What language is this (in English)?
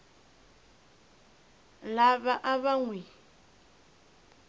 Tsonga